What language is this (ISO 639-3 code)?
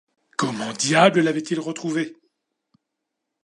fra